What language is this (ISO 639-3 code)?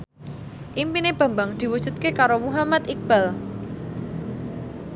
jav